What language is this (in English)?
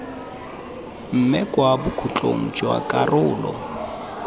Tswana